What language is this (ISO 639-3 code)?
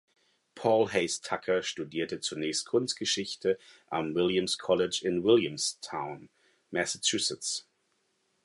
deu